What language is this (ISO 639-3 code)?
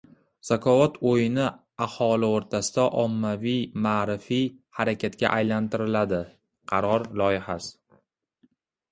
uzb